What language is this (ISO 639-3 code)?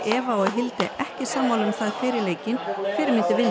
isl